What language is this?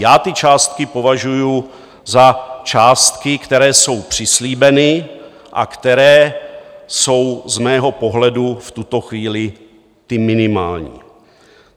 Czech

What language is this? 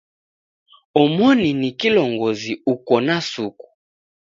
Taita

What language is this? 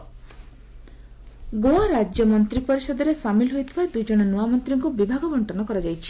Odia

